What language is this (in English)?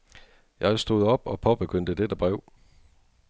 Danish